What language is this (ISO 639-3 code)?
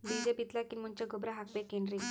kan